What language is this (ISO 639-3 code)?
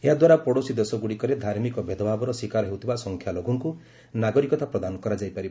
ori